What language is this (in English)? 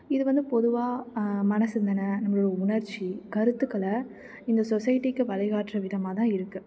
Tamil